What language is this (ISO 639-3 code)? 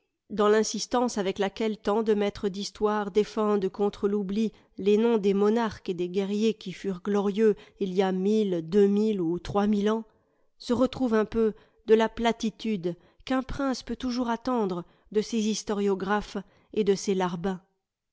fra